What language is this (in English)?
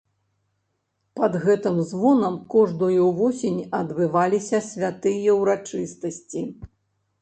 Belarusian